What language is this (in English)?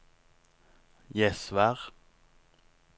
Norwegian